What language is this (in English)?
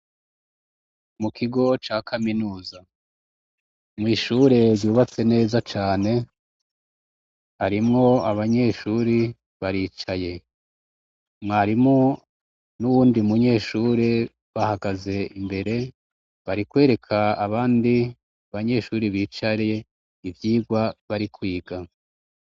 Rundi